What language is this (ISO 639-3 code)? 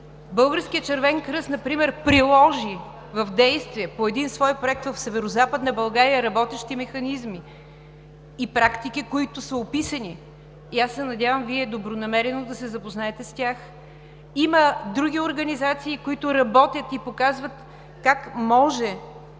bul